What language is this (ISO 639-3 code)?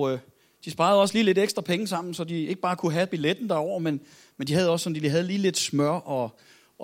dan